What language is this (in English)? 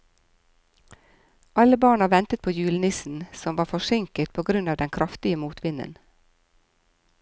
Norwegian